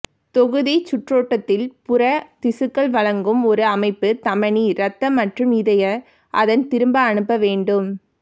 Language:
Tamil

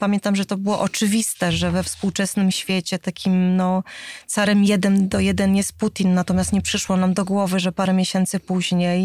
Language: Polish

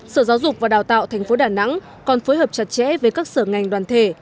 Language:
Vietnamese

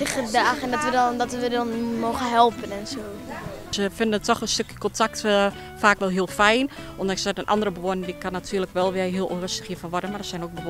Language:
Dutch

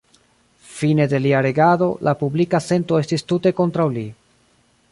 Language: Esperanto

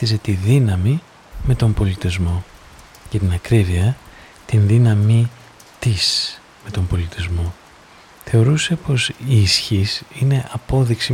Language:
Greek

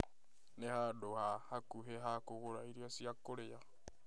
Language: Kikuyu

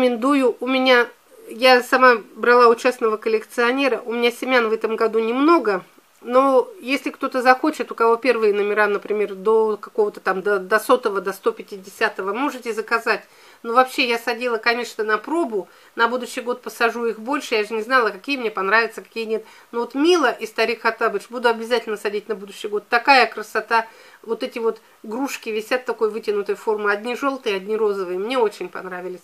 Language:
Russian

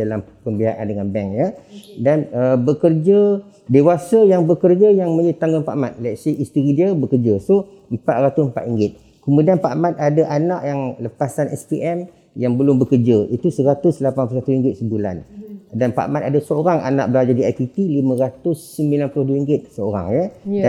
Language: Malay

